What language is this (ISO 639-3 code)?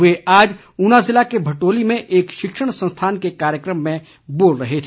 hin